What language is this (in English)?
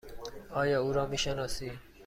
Persian